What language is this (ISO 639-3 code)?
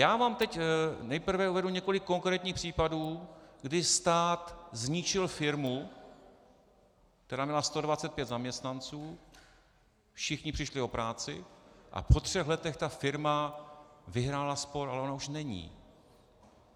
ces